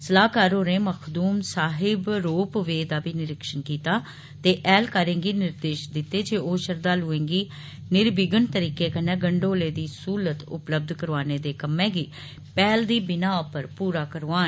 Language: Dogri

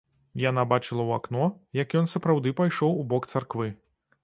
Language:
Belarusian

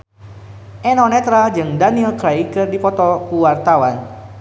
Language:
Sundanese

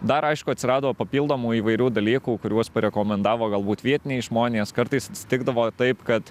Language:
Lithuanian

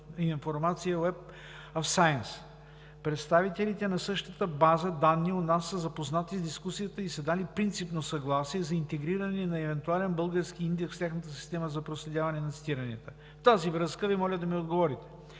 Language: Bulgarian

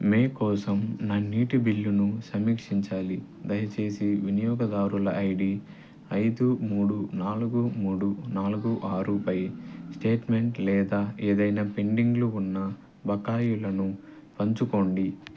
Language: Telugu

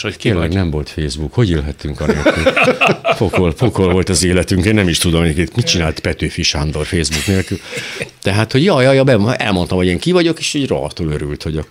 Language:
Hungarian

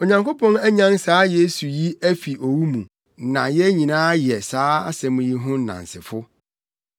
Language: Akan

